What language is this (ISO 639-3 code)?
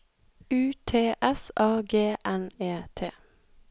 nor